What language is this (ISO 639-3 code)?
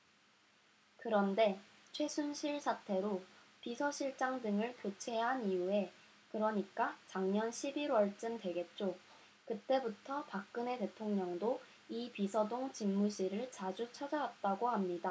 kor